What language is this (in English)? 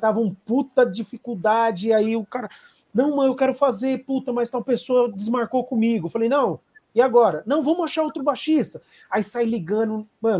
Portuguese